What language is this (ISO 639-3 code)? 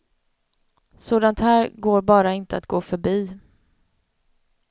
swe